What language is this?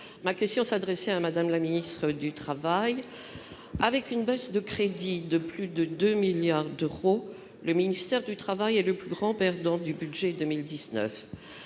French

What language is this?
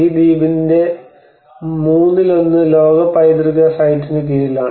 Malayalam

